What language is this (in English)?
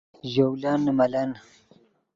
Yidgha